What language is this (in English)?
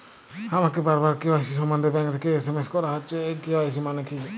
Bangla